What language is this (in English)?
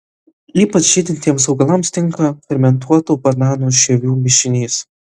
Lithuanian